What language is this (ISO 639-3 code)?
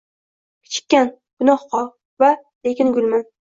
uzb